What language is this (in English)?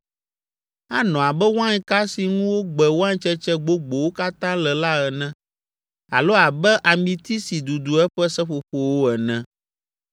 Ewe